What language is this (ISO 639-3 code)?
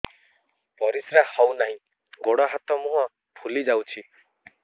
ori